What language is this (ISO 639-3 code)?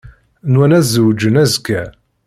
kab